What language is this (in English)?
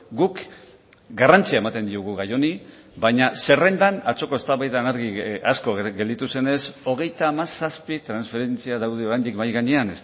Basque